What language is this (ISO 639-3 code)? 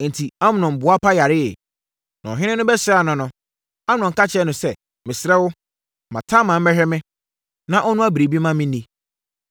aka